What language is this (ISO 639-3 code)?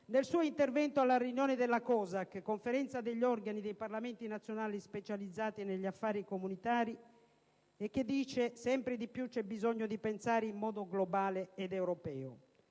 ita